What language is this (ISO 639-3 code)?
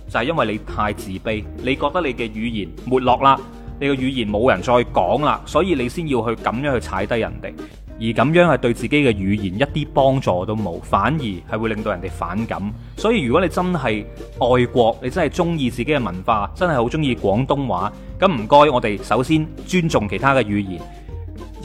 zho